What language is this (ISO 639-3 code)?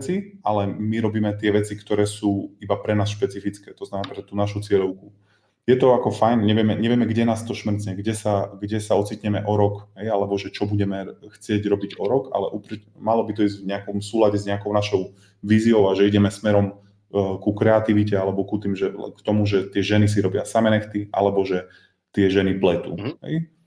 slk